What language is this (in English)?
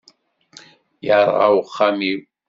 Kabyle